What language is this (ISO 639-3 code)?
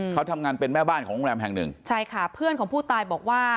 tha